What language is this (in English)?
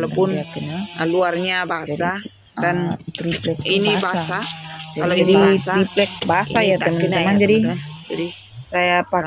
Indonesian